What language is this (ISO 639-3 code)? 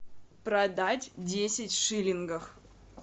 rus